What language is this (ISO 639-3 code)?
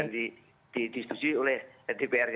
ind